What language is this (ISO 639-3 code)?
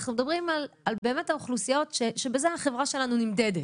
heb